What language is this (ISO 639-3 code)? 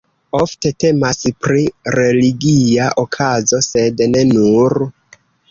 epo